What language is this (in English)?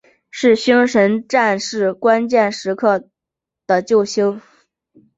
Chinese